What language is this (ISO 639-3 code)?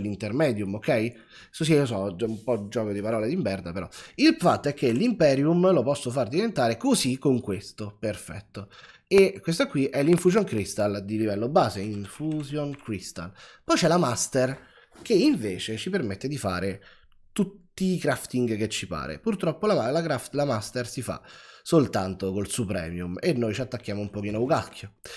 ita